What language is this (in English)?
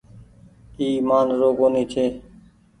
Goaria